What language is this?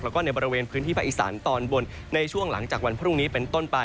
Thai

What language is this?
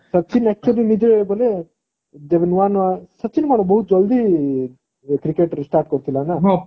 Odia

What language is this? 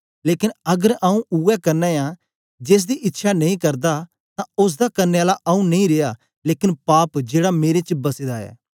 Dogri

